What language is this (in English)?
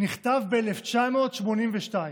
Hebrew